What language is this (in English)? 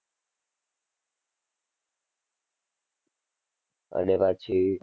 Gujarati